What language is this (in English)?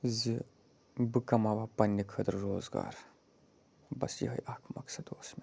Kashmiri